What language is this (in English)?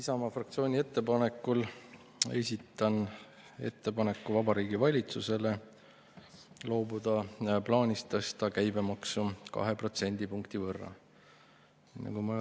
Estonian